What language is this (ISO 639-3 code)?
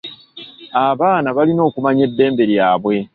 lug